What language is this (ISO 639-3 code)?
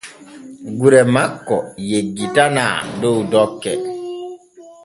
fue